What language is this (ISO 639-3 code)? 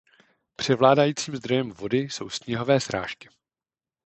ces